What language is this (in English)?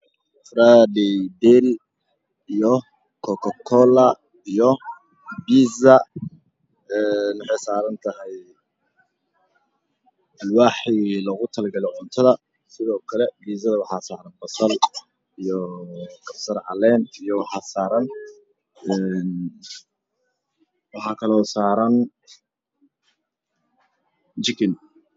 Somali